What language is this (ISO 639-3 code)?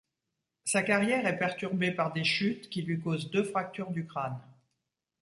fra